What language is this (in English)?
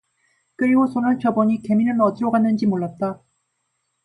Korean